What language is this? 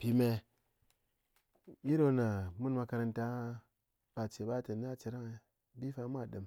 Ngas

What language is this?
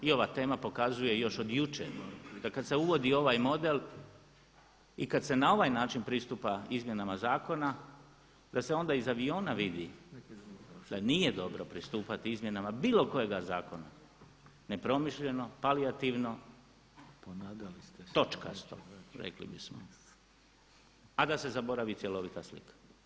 Croatian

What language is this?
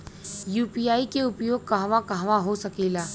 Bhojpuri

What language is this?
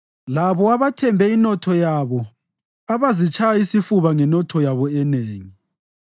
North Ndebele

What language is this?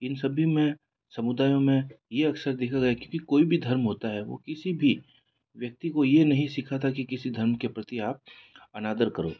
Hindi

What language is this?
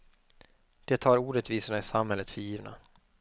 Swedish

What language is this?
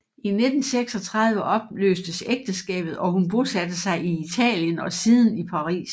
Danish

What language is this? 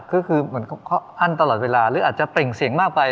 Thai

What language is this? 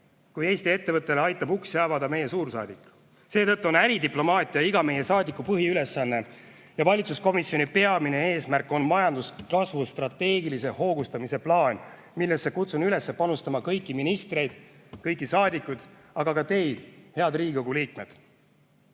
Estonian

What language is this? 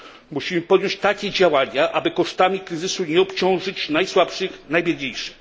Polish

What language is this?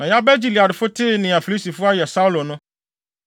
Akan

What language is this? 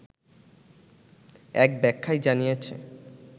Bangla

